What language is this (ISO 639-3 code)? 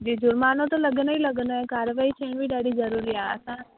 snd